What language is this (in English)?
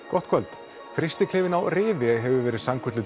Icelandic